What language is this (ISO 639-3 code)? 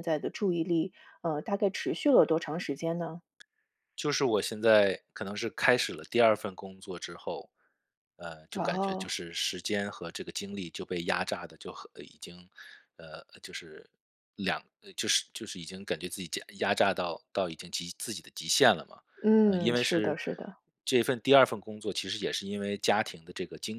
zho